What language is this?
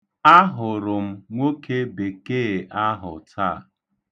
Igbo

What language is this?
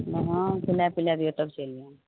Maithili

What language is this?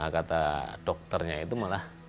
Indonesian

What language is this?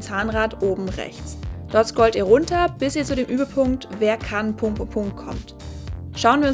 German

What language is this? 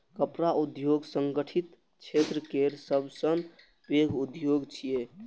Maithili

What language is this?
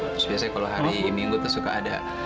Indonesian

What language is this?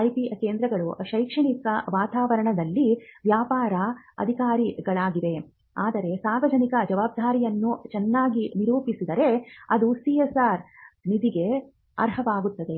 Kannada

